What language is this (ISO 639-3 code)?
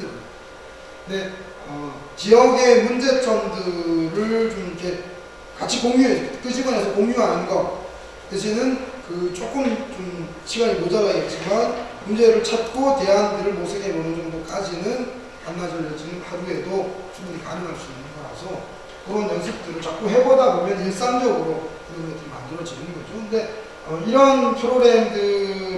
kor